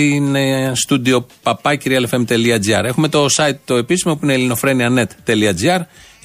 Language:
Greek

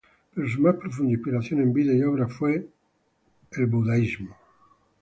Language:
Spanish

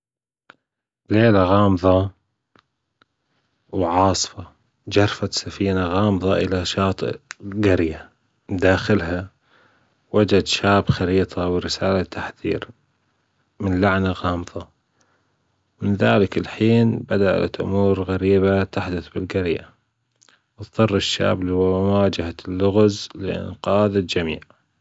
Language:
Gulf Arabic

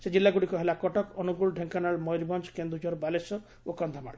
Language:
Odia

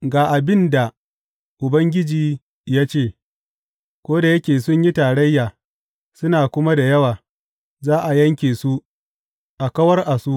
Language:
Hausa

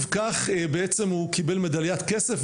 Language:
Hebrew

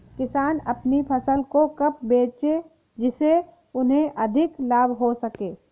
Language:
Hindi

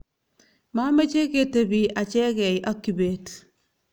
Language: Kalenjin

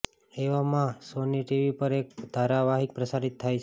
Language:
Gujarati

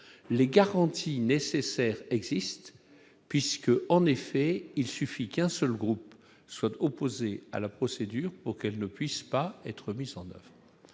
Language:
French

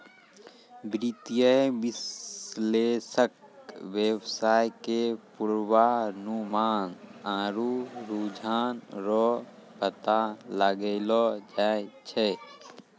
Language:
Maithili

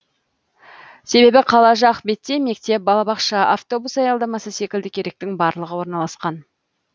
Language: Kazakh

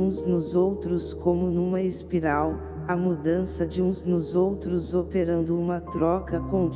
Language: Portuguese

